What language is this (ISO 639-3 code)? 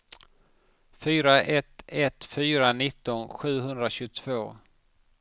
swe